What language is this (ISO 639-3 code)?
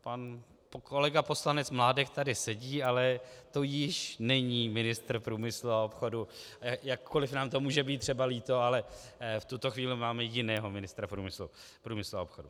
ces